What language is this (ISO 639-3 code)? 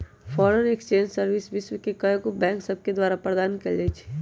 mag